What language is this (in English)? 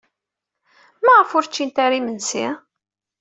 Kabyle